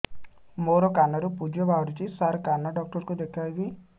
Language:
Odia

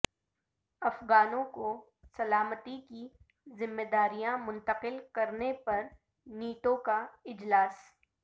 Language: Urdu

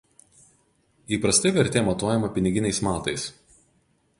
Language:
Lithuanian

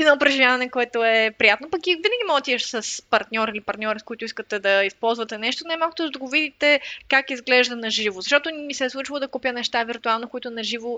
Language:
Bulgarian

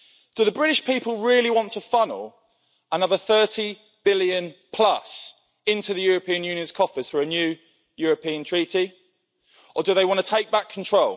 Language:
English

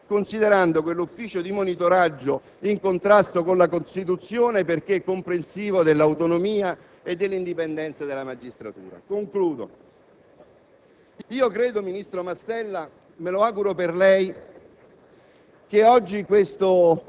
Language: Italian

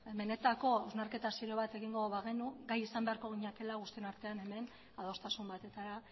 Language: Basque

